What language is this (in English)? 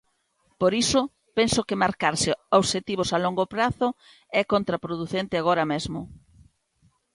Galician